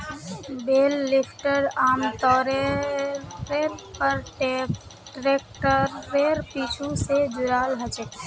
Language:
Magahi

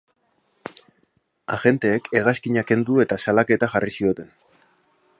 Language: Basque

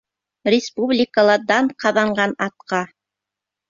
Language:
Bashkir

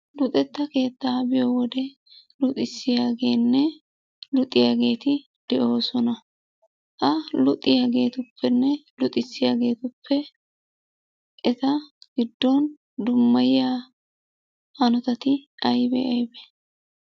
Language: Wolaytta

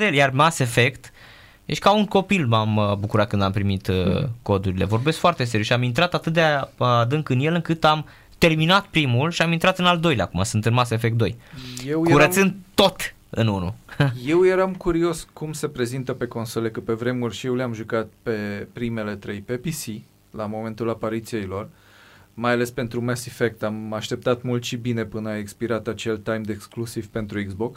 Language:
Romanian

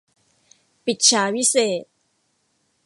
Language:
Thai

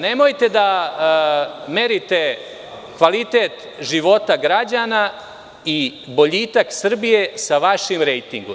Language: Serbian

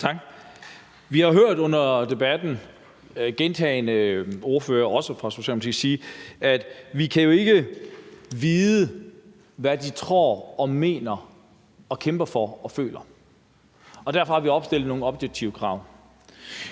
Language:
Danish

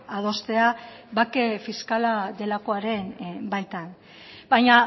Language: Basque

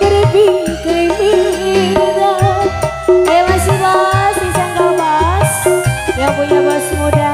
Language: Indonesian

